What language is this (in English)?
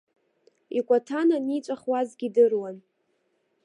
Abkhazian